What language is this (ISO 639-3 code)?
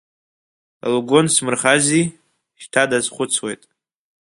abk